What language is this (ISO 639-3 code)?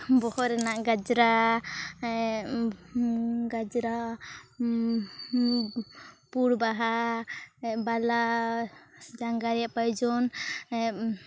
sat